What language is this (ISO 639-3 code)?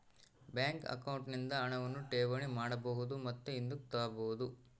kan